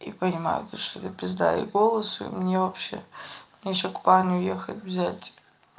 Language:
Russian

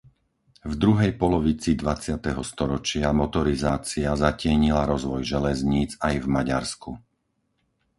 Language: Slovak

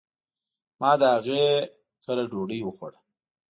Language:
Pashto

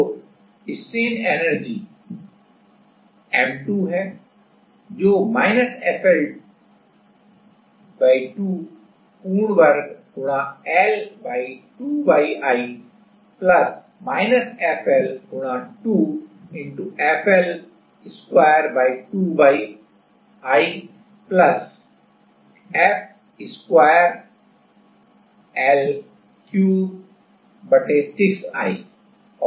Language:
Hindi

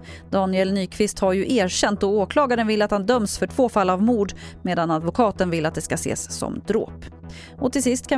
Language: Swedish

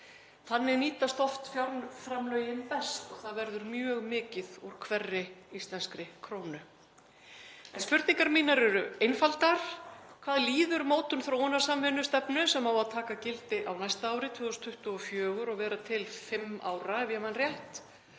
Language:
Icelandic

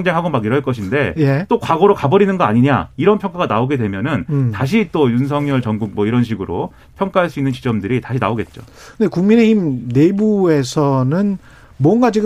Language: Korean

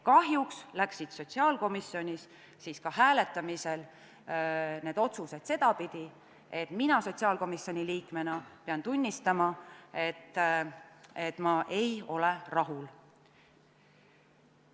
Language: Estonian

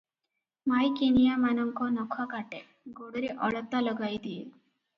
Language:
Odia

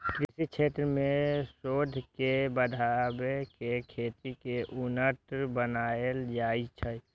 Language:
Maithili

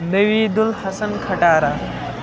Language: Kashmiri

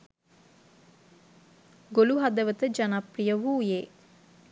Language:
Sinhala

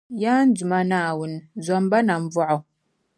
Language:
Dagbani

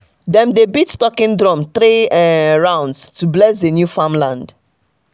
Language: Nigerian Pidgin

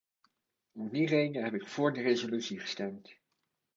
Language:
Dutch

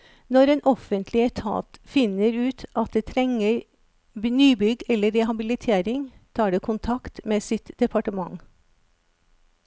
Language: Norwegian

